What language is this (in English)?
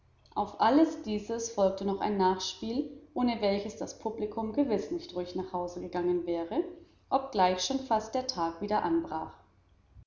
German